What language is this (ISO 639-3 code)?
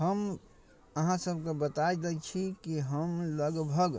mai